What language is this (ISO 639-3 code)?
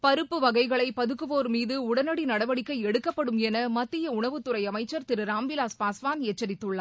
tam